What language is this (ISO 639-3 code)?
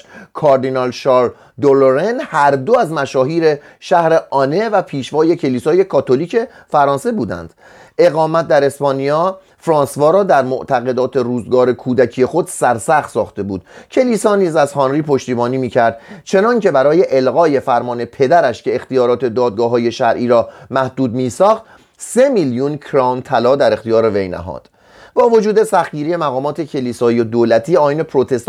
fas